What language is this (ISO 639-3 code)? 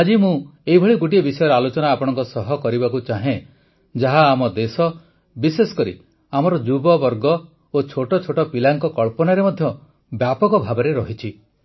ori